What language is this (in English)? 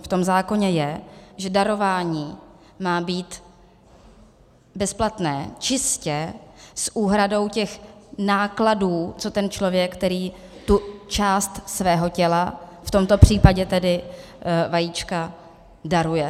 Czech